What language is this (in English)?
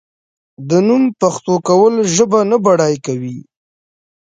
Pashto